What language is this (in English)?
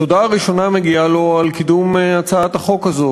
Hebrew